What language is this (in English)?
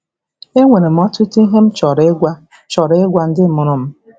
Igbo